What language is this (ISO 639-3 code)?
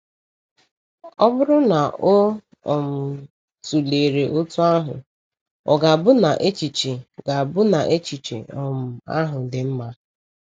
ibo